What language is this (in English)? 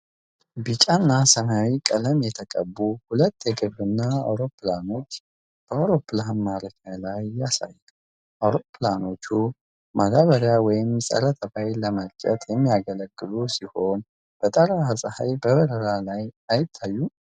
Amharic